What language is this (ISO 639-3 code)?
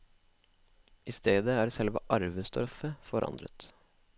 nor